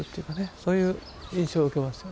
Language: Japanese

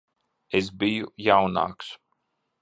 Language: Latvian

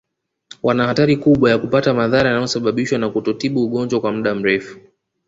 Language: Swahili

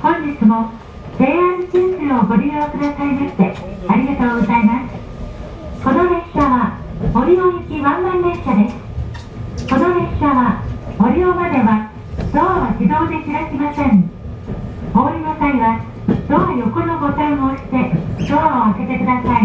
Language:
Japanese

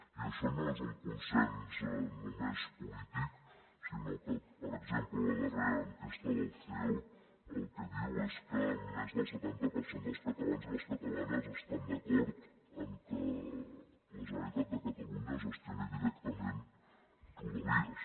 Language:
Catalan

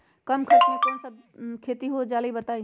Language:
Magahi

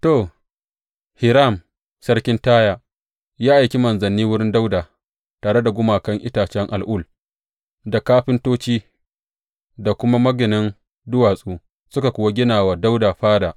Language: Hausa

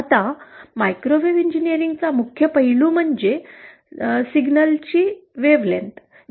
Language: Marathi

